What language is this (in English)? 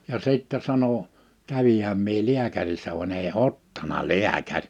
Finnish